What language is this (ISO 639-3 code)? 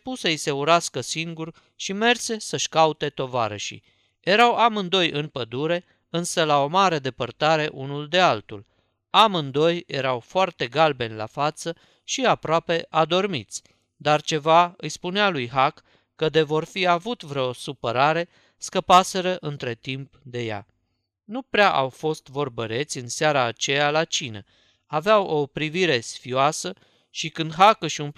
ron